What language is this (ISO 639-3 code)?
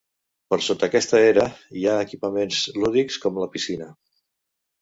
cat